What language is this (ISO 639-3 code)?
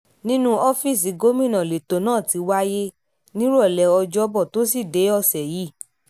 yor